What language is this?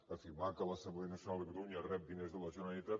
Catalan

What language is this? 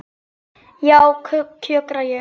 Icelandic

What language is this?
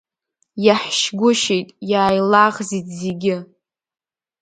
Abkhazian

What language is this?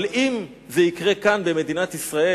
Hebrew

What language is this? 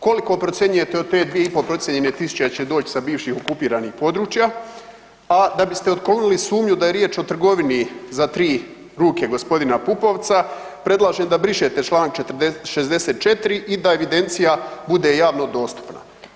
Croatian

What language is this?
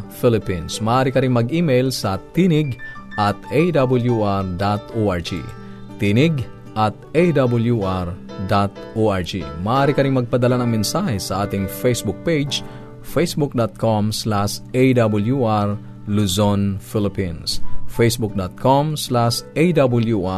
Filipino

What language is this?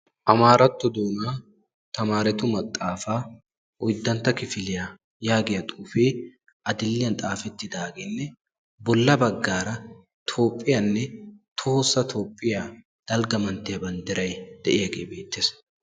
Wolaytta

